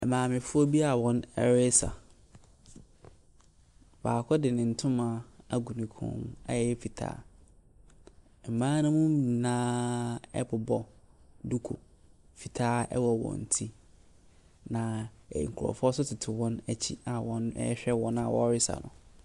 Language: Akan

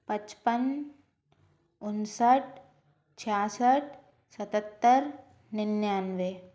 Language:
Hindi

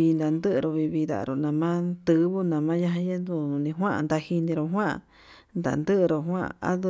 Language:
Yutanduchi Mixtec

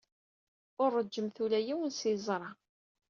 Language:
Kabyle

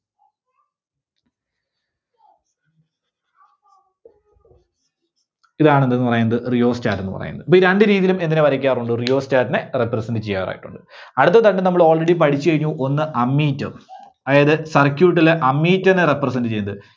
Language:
Malayalam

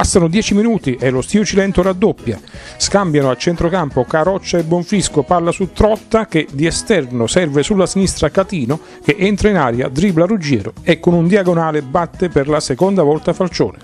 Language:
Italian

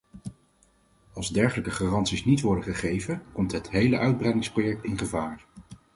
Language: Dutch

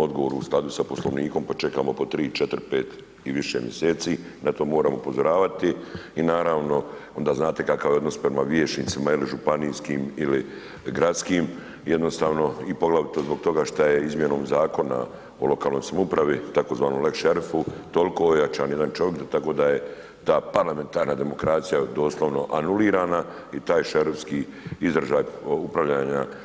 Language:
Croatian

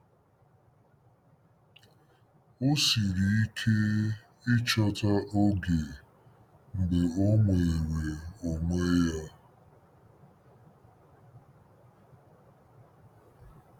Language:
Igbo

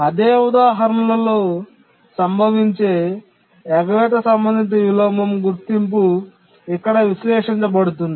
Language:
Telugu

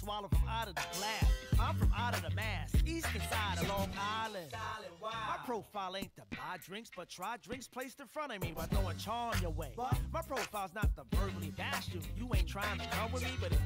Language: Hungarian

